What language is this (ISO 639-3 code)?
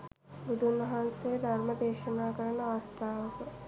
sin